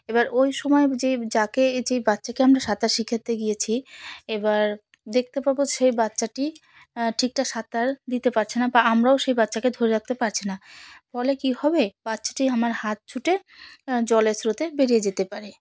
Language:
Bangla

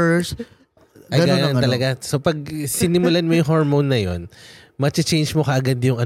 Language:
Filipino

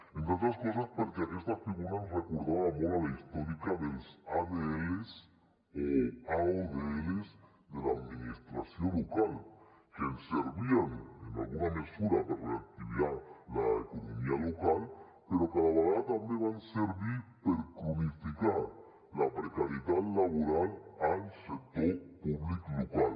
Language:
Catalan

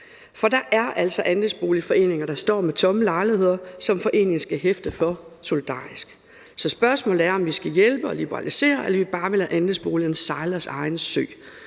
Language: Danish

